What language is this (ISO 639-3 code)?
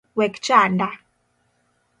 luo